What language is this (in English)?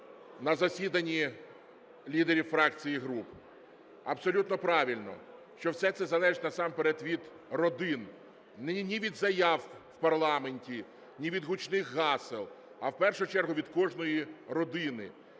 Ukrainian